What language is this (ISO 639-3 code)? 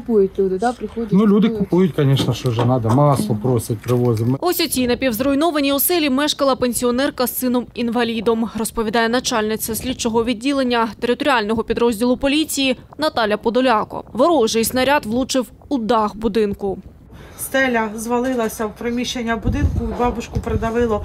ukr